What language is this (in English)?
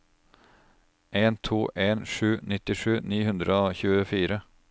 Norwegian